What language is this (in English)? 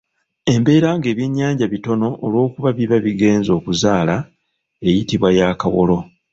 Ganda